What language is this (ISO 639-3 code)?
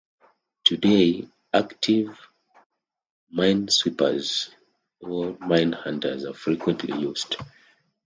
eng